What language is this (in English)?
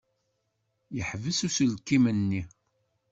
Kabyle